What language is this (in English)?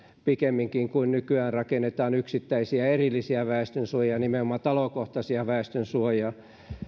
Finnish